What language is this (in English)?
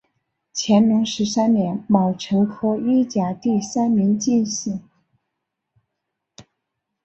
Chinese